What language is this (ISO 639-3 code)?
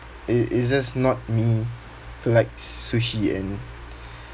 eng